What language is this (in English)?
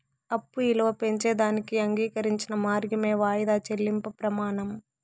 Telugu